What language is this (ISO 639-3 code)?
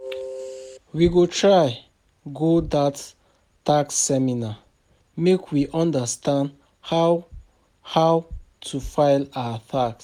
pcm